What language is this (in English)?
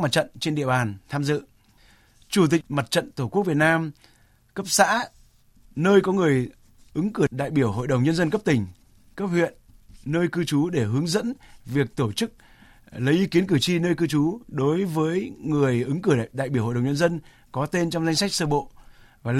Vietnamese